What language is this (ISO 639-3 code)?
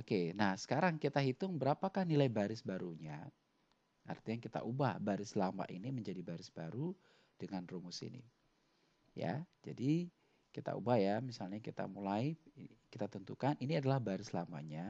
ind